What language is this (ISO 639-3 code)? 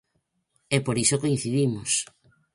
glg